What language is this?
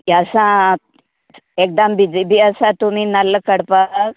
Konkani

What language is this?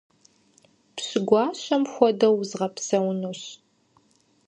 Kabardian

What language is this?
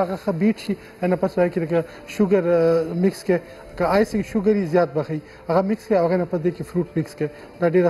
Romanian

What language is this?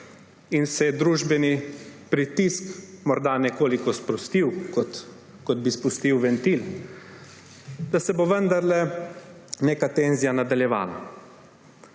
Slovenian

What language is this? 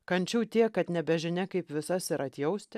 Lithuanian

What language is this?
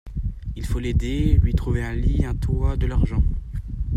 French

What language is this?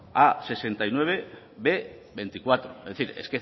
Basque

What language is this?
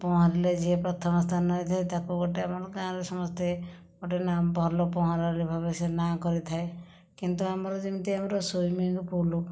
Odia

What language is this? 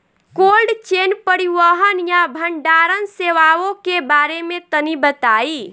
Bhojpuri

